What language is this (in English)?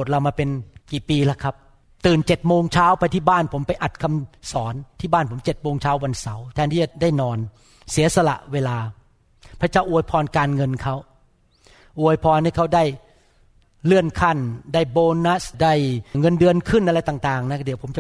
Thai